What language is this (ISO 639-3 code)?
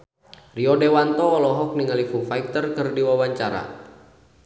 sun